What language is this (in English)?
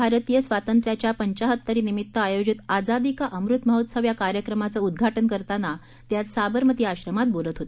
Marathi